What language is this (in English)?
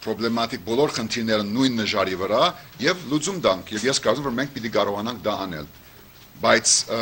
Romanian